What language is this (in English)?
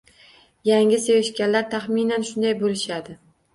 Uzbek